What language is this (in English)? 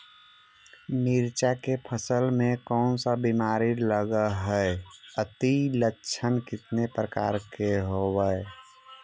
Magahi